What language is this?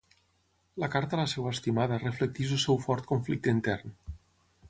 Catalan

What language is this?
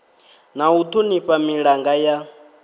Venda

